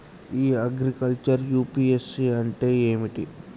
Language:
Telugu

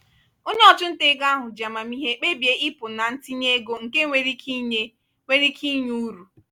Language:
Igbo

